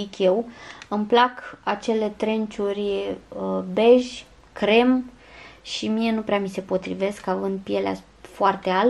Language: Romanian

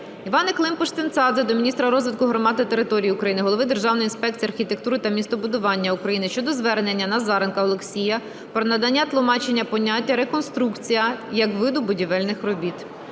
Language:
Ukrainian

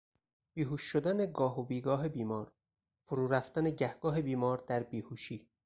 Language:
Persian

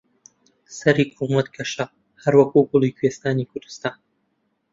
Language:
Central Kurdish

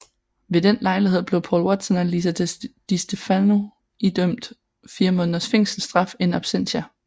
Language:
Danish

